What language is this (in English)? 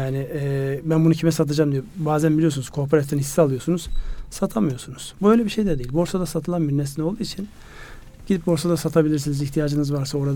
Turkish